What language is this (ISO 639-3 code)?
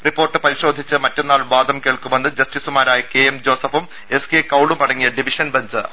mal